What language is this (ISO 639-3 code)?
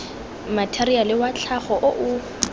tsn